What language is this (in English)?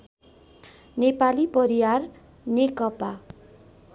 Nepali